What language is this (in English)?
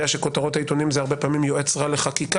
Hebrew